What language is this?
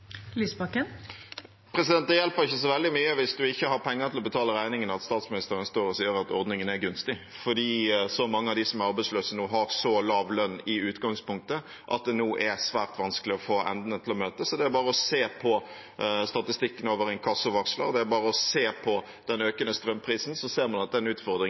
Norwegian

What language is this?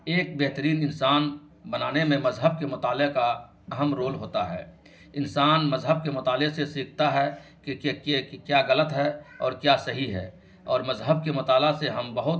Urdu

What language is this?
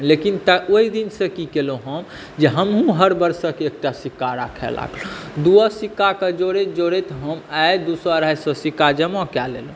Maithili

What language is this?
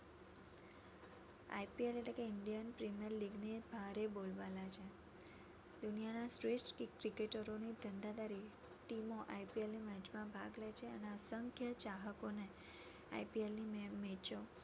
Gujarati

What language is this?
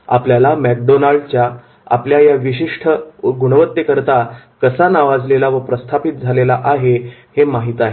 Marathi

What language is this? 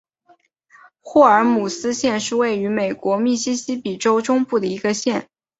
Chinese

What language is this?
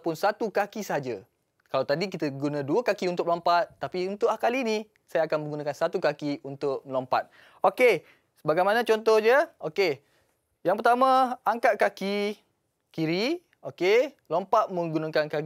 Malay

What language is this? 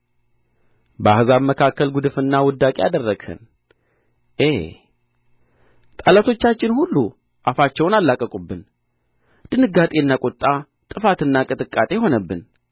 Amharic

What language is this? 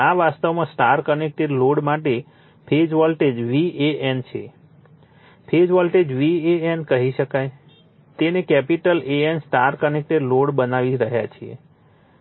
Gujarati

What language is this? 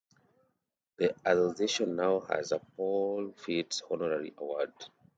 English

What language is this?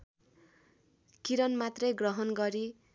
Nepali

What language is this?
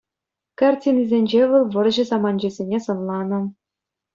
Chuvash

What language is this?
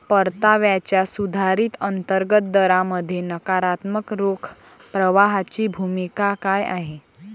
Marathi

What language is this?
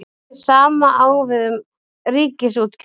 Icelandic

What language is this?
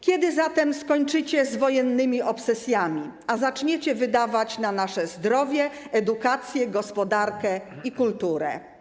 Polish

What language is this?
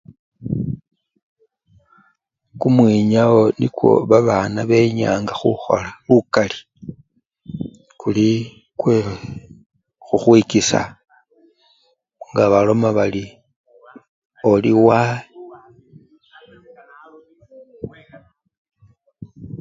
Luyia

